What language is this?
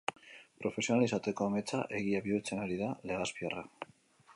Basque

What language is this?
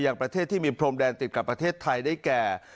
Thai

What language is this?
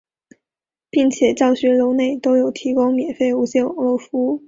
Chinese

